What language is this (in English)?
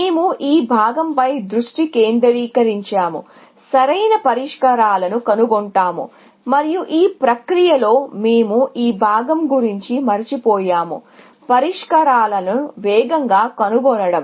Telugu